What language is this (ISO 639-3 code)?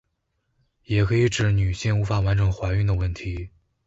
zho